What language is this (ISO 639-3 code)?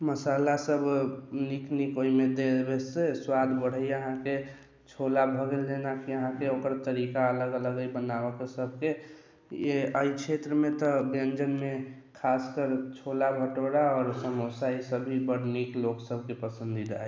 mai